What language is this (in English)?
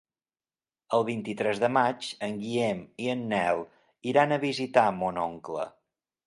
Catalan